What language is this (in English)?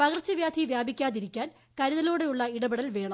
Malayalam